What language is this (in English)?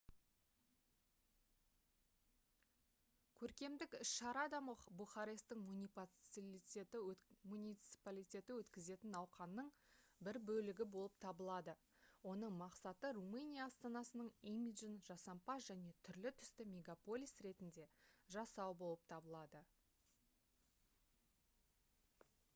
Kazakh